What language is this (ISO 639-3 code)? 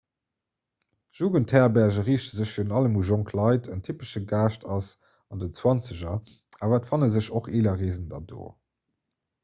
ltz